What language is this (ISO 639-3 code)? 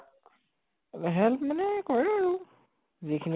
asm